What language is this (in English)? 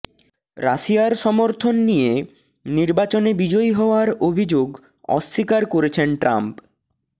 Bangla